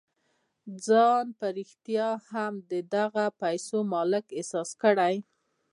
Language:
Pashto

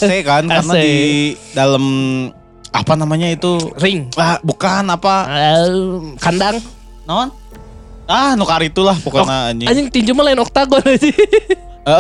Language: Indonesian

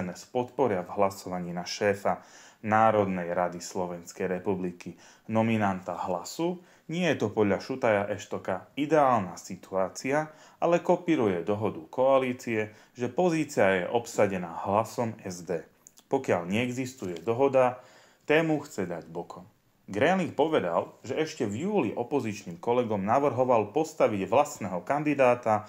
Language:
Slovak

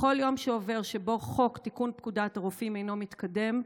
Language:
Hebrew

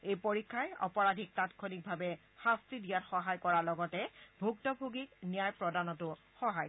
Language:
Assamese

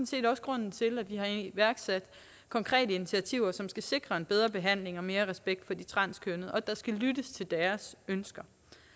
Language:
Danish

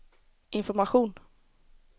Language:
Swedish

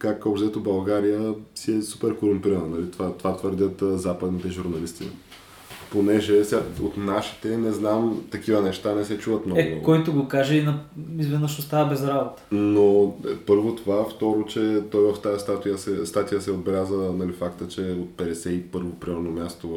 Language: Bulgarian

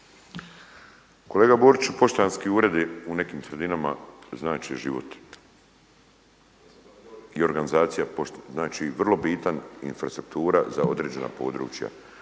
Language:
Croatian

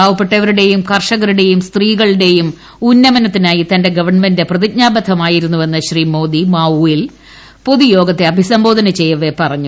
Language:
Malayalam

